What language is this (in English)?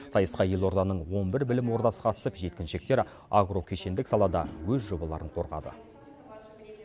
Kazakh